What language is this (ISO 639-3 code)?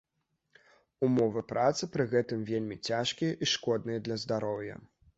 bel